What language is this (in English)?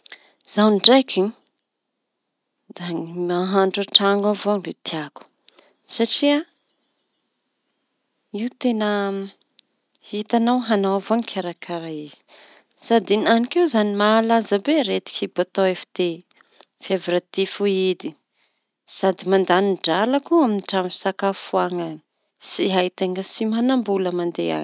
Tanosy Malagasy